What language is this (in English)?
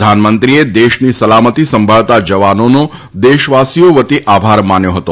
Gujarati